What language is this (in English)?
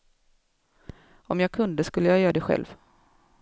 Swedish